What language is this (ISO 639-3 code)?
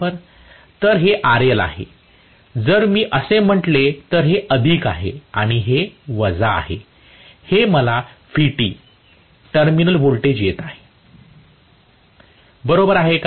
mar